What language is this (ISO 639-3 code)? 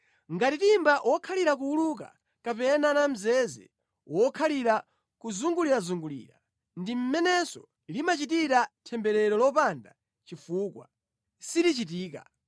nya